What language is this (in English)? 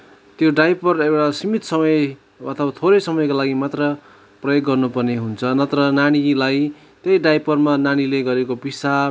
Nepali